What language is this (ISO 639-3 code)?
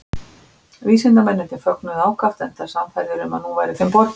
isl